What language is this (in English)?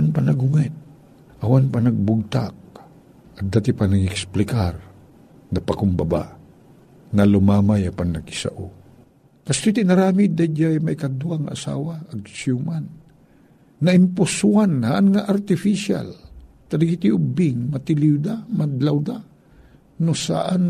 Filipino